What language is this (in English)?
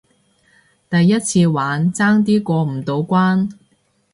Cantonese